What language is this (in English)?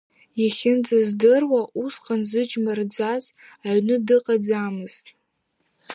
Abkhazian